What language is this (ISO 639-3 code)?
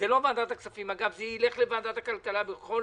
heb